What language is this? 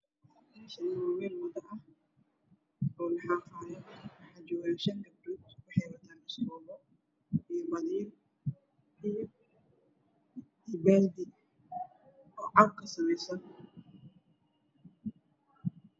Somali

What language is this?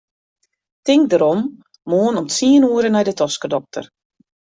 Western Frisian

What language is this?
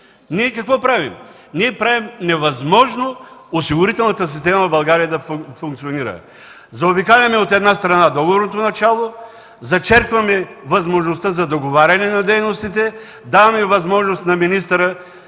Bulgarian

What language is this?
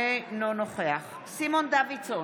Hebrew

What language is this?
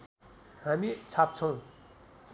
Nepali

